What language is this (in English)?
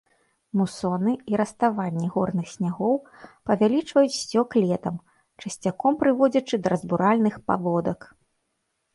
Belarusian